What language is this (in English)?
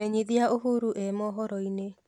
Kikuyu